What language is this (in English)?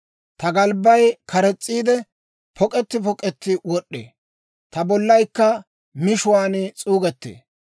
Dawro